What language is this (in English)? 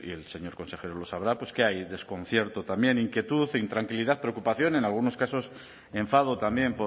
Spanish